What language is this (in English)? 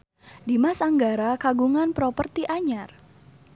Sundanese